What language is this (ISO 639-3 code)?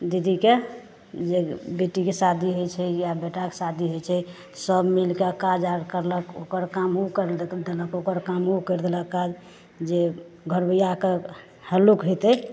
mai